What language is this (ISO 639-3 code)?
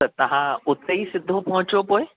snd